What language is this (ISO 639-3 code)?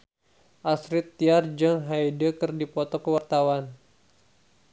sun